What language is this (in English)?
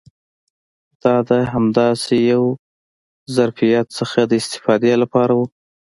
Pashto